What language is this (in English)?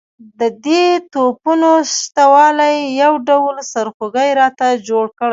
Pashto